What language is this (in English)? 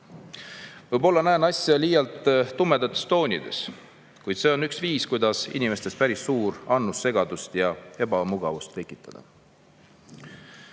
Estonian